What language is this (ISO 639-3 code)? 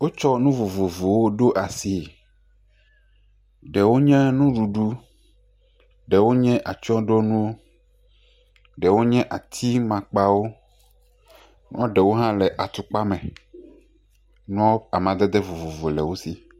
ewe